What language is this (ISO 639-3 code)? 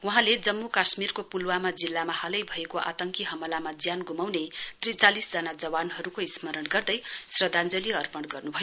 nep